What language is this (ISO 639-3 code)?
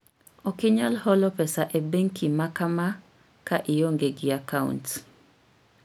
luo